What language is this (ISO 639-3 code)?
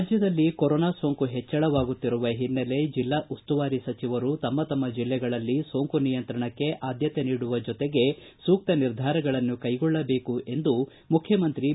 kan